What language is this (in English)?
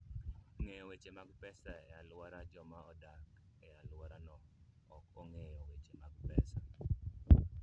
Luo (Kenya and Tanzania)